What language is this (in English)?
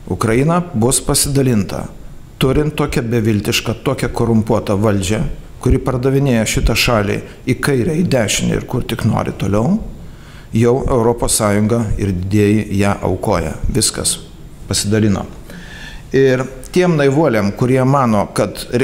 Lithuanian